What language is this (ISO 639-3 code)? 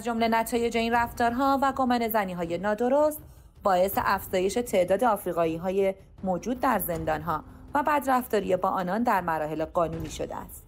fas